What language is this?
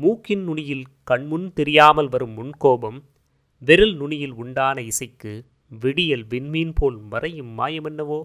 Tamil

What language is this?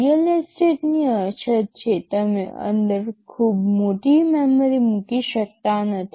Gujarati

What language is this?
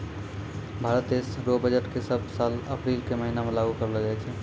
Maithili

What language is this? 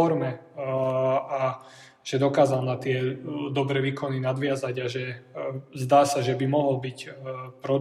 Slovak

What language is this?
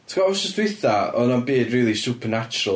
Welsh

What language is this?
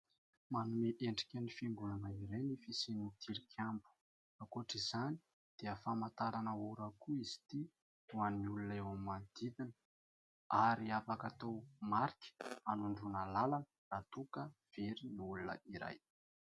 Malagasy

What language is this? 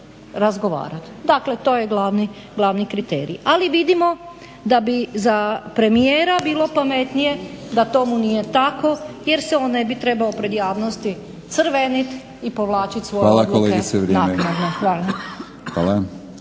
Croatian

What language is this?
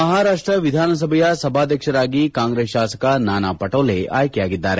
Kannada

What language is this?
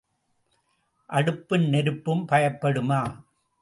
Tamil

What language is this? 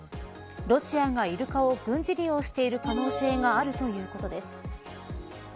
Japanese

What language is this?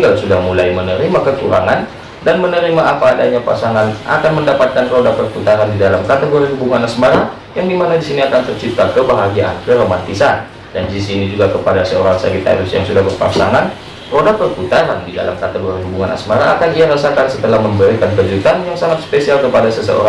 Indonesian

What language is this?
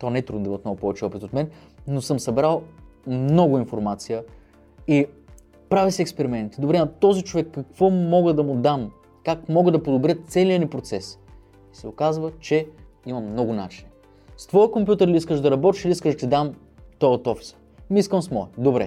Bulgarian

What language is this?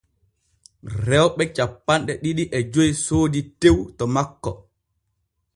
Borgu Fulfulde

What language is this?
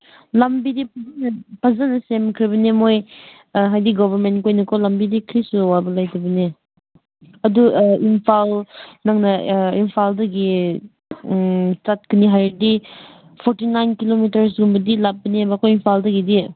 Manipuri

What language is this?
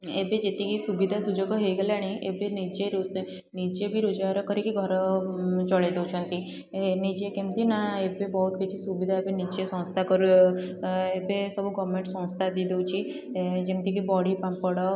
Odia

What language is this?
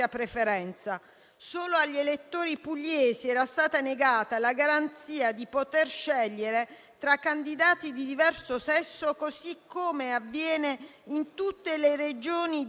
Italian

